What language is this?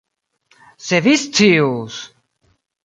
Esperanto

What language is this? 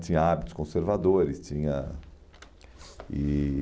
Portuguese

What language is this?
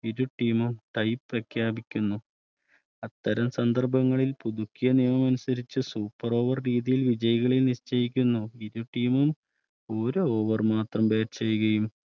Malayalam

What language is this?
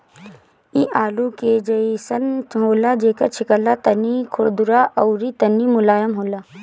Bhojpuri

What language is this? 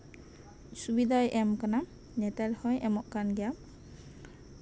Santali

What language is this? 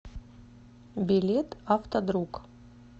Russian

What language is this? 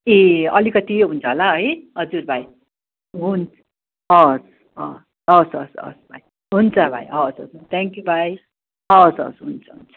Nepali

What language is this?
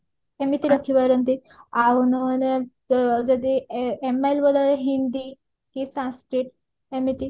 Odia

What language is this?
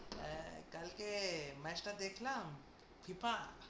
Bangla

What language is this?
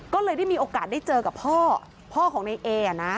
Thai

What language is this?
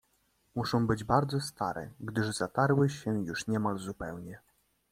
Polish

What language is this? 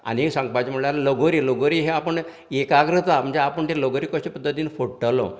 Konkani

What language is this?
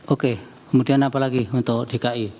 Indonesian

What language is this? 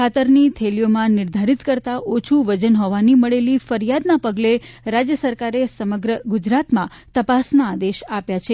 Gujarati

